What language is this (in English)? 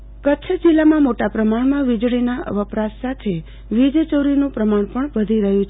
Gujarati